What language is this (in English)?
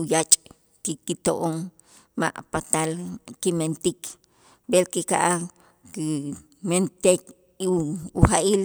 Itzá